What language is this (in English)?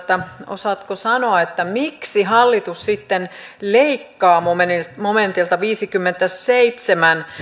Finnish